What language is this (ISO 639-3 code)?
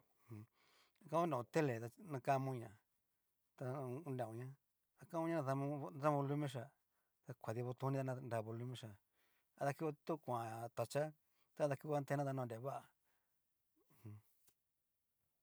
miu